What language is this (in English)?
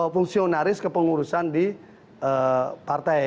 Indonesian